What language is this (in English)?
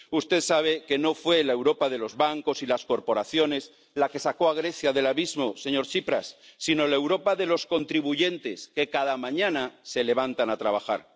Spanish